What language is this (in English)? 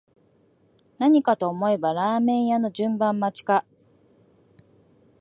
Japanese